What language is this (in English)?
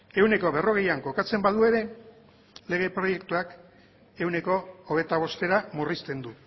Basque